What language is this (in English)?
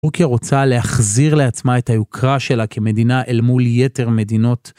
Hebrew